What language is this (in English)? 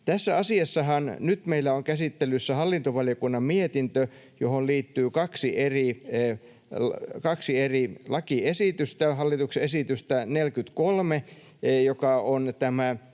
Finnish